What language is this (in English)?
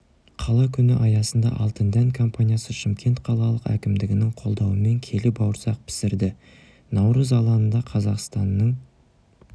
Kazakh